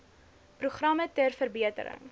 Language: Afrikaans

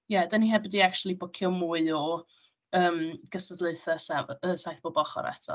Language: Welsh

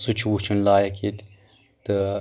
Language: Kashmiri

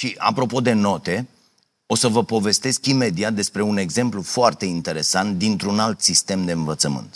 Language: Romanian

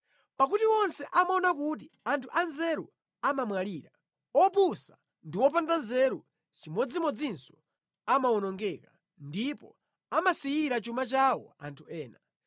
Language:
Nyanja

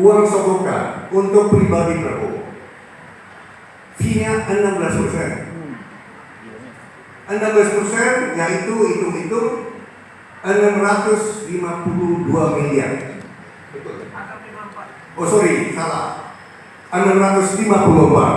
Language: Indonesian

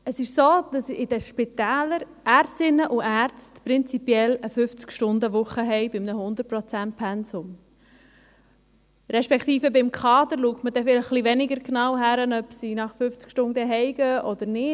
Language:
Swiss German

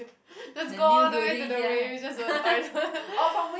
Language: English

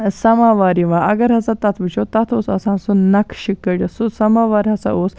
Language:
Kashmiri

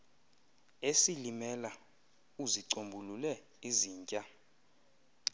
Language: Xhosa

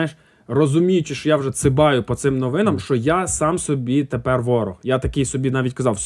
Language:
Ukrainian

